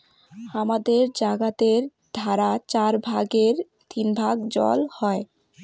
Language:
Bangla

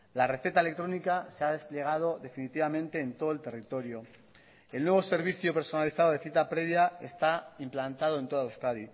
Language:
Spanish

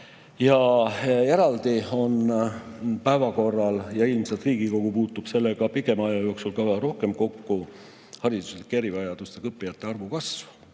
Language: Estonian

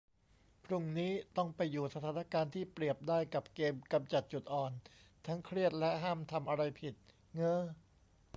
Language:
Thai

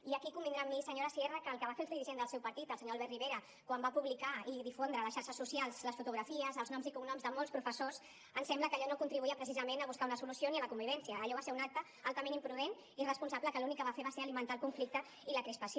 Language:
Catalan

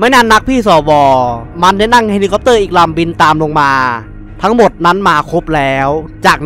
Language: Thai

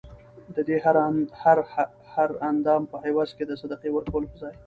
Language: Pashto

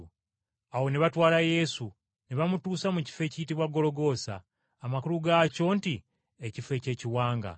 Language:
Ganda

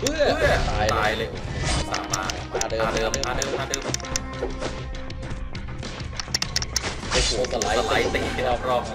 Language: Thai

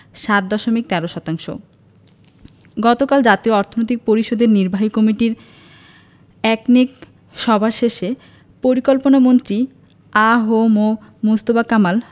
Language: Bangla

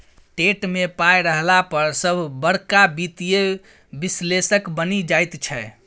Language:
Maithili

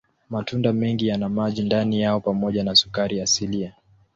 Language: Swahili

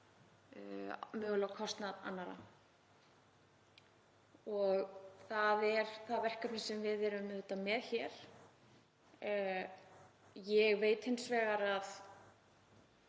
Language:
Icelandic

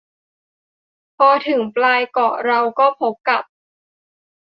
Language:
Thai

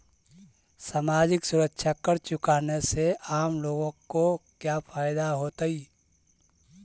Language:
Magahi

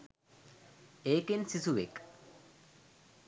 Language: Sinhala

